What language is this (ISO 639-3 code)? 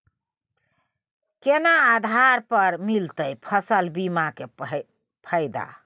mai